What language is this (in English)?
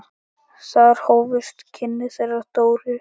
Icelandic